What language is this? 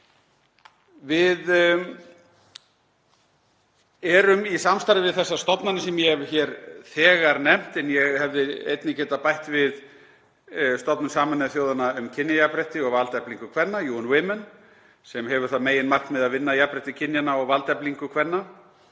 Icelandic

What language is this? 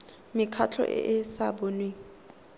Tswana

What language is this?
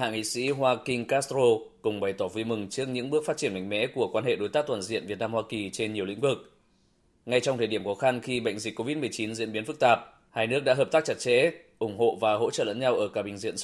Vietnamese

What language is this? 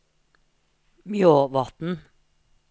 Norwegian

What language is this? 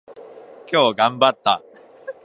Japanese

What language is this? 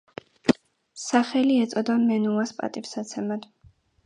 Georgian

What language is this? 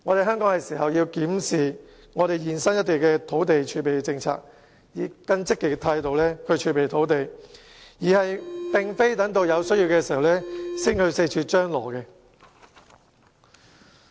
Cantonese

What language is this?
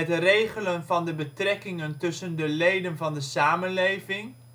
Dutch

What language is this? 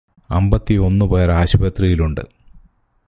Malayalam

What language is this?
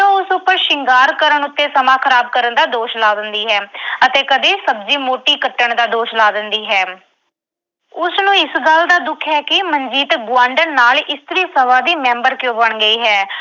Punjabi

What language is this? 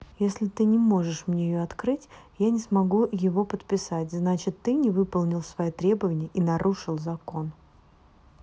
Russian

